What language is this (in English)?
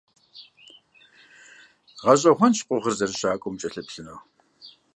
Kabardian